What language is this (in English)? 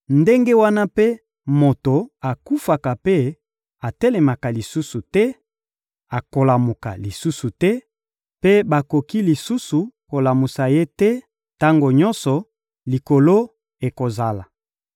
Lingala